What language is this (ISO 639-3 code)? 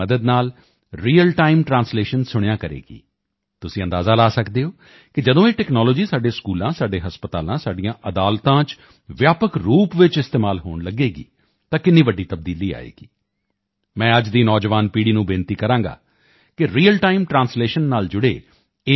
pan